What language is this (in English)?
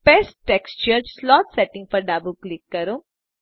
Gujarati